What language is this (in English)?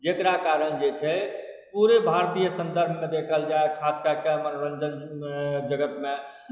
Maithili